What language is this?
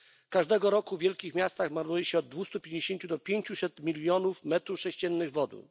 Polish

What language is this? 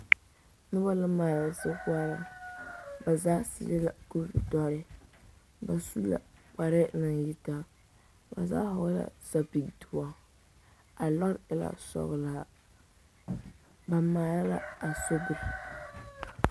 Southern Dagaare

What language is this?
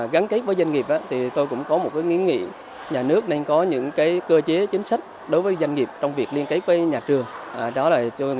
Vietnamese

